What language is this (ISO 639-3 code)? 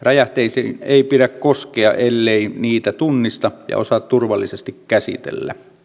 fin